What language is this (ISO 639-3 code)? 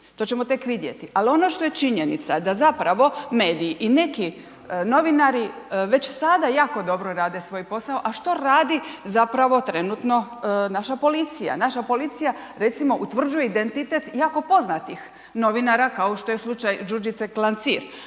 hrv